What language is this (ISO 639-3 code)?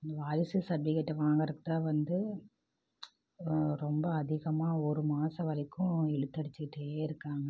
tam